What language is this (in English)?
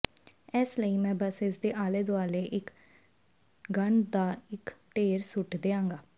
Punjabi